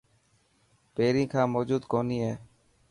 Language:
Dhatki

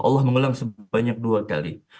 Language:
Indonesian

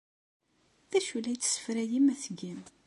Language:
Kabyle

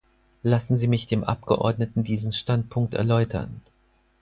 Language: German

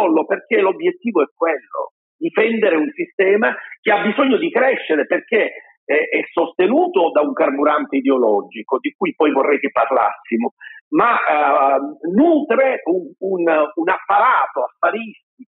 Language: Italian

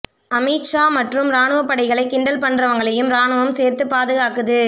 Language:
Tamil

